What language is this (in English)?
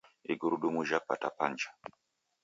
Taita